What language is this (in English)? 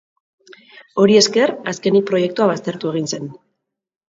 Basque